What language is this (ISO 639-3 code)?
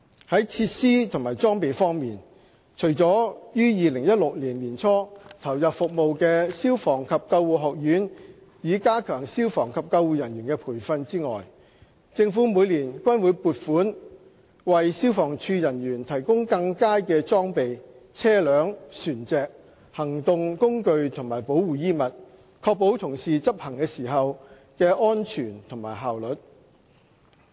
yue